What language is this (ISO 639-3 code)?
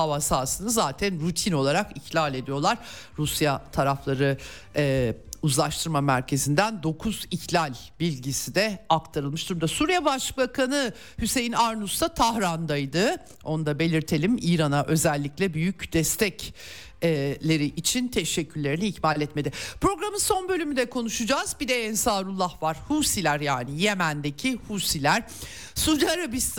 tur